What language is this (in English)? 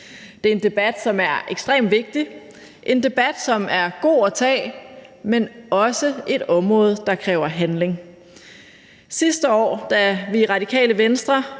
Danish